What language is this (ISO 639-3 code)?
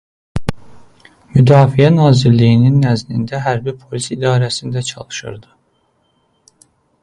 aze